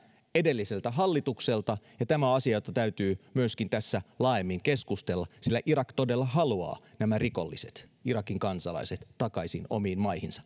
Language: Finnish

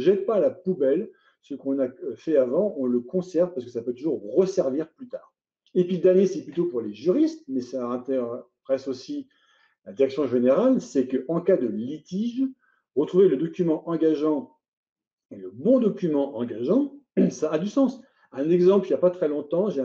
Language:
French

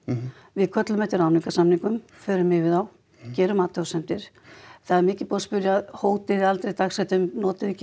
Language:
Icelandic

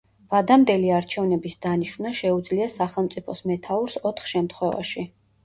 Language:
Georgian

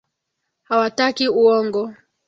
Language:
Swahili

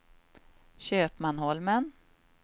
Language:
Swedish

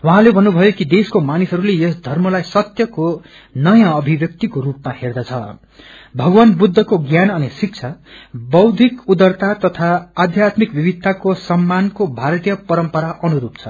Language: Nepali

